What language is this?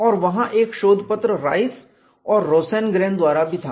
Hindi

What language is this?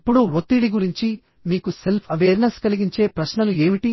Telugu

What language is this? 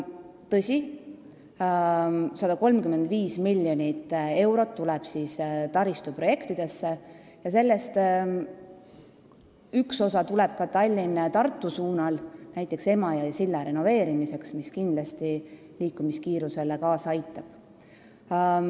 Estonian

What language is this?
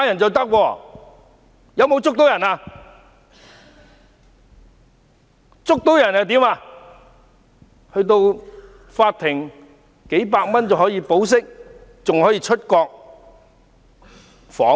Cantonese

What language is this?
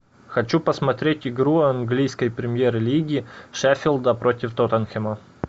Russian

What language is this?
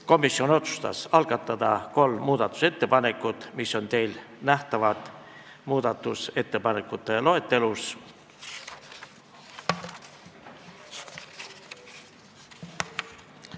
Estonian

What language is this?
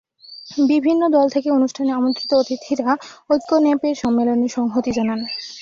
Bangla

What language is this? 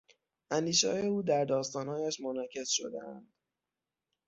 Persian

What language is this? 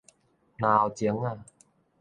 Min Nan Chinese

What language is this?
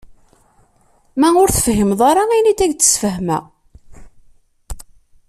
Kabyle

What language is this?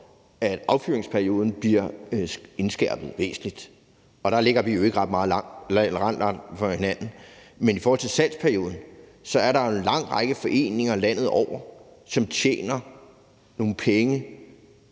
Danish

